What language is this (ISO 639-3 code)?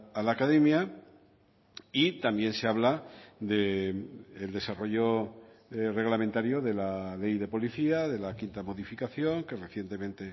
spa